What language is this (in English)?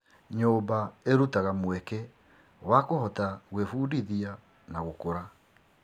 Kikuyu